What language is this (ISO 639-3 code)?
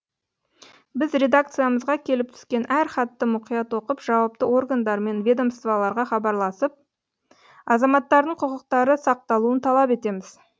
kaz